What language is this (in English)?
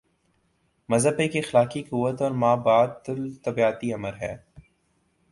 Urdu